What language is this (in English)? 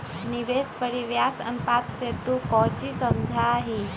Magahi